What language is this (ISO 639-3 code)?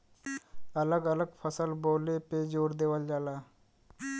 bho